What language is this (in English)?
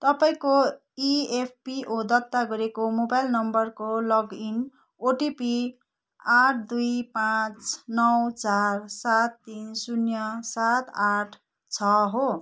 Nepali